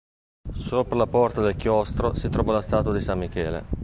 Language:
Italian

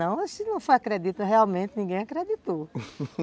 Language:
Portuguese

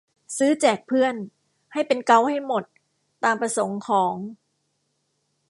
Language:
Thai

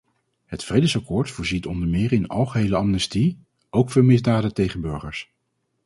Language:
Dutch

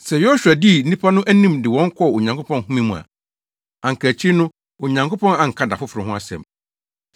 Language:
Akan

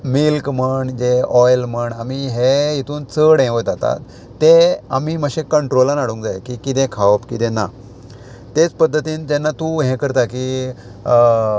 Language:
Konkani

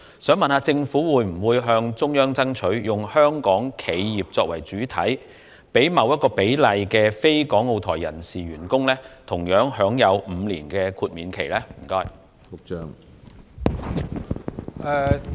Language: Cantonese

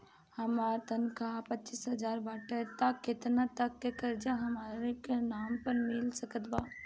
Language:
Bhojpuri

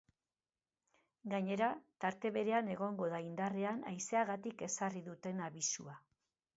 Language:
Basque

